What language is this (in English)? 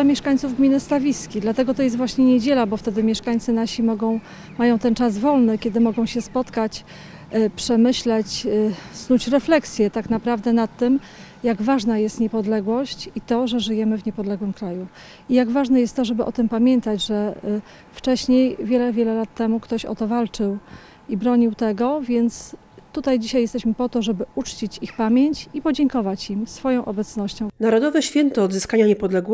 Polish